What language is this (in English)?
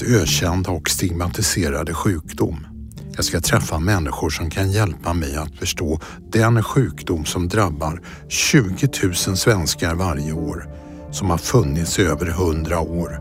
Swedish